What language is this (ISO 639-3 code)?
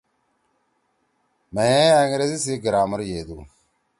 trw